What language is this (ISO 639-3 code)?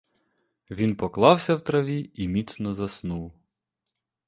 ukr